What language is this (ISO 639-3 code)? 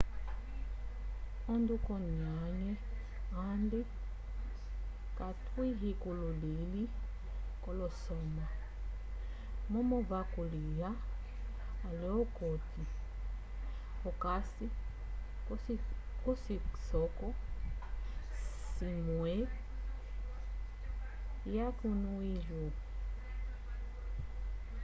umb